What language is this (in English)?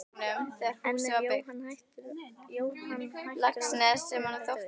Icelandic